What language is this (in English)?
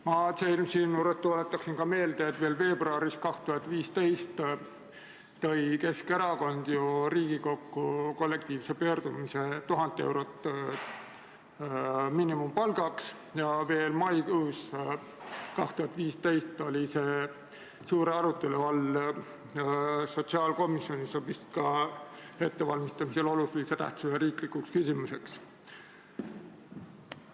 Estonian